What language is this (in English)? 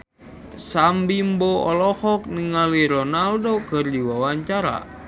Sundanese